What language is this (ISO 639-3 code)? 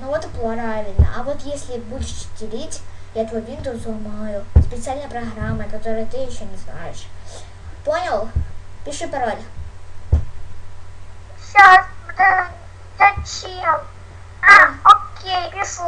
rus